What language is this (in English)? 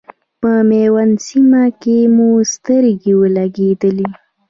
Pashto